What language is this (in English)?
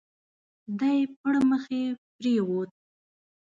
Pashto